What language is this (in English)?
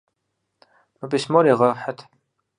Kabardian